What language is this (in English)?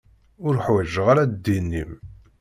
Kabyle